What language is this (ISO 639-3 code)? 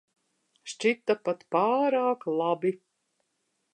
lav